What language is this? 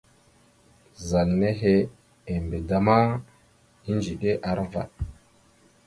Mada (Cameroon)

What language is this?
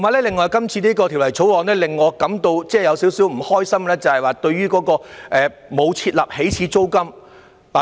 Cantonese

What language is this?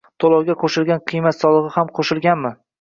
Uzbek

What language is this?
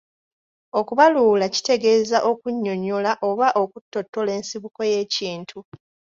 Ganda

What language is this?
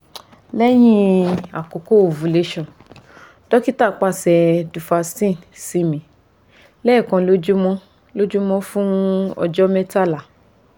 Yoruba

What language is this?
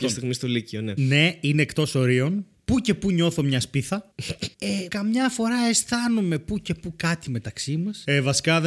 Greek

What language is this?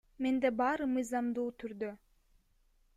Kyrgyz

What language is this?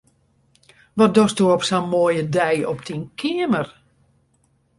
Western Frisian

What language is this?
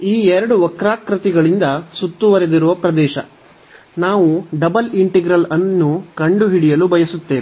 Kannada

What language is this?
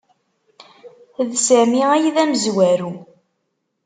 Kabyle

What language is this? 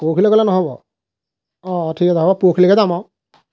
Assamese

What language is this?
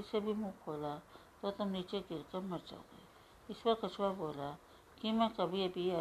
Hindi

